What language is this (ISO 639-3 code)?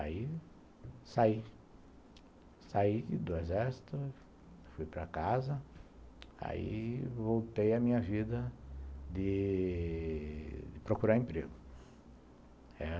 por